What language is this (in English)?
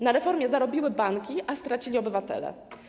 Polish